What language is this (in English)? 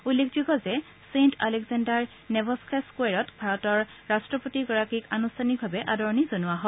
Assamese